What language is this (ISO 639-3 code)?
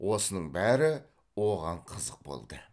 kaz